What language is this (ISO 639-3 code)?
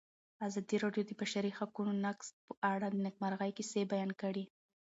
pus